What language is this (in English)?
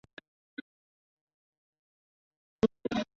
Chinese